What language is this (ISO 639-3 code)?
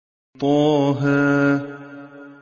ara